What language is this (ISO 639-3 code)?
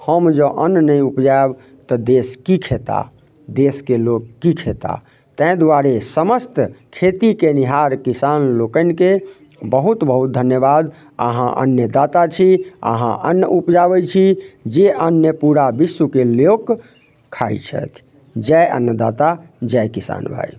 mai